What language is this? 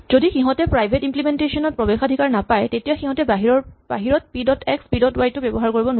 Assamese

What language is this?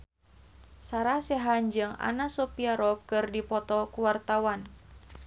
Sundanese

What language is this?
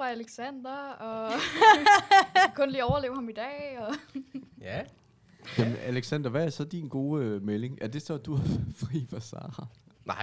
Danish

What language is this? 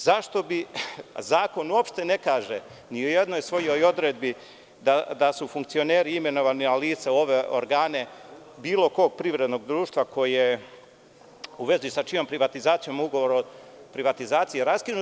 Serbian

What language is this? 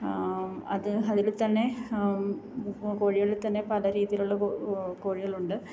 Malayalam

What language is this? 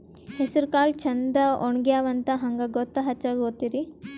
Kannada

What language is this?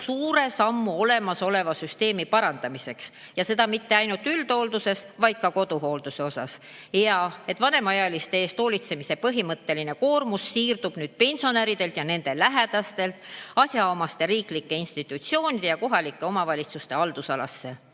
Estonian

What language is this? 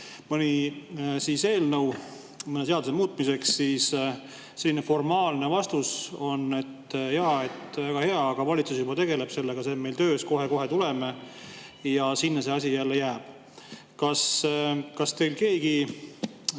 Estonian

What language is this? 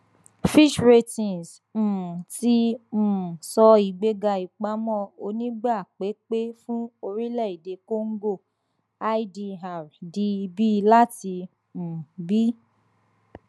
Yoruba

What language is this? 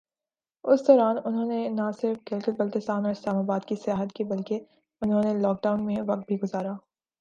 Urdu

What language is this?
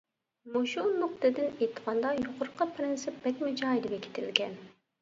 Uyghur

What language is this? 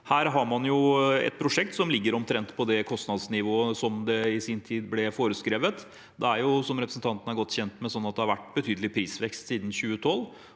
Norwegian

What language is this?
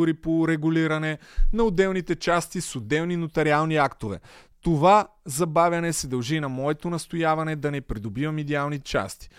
Bulgarian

